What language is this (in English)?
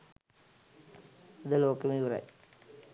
Sinhala